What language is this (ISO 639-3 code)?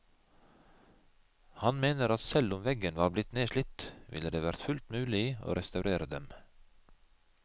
nor